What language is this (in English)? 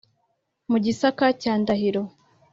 Kinyarwanda